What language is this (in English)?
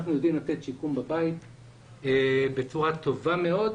Hebrew